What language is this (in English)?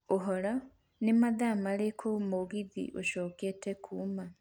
Kikuyu